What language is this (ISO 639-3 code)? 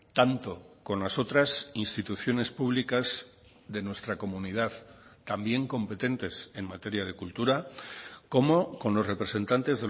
spa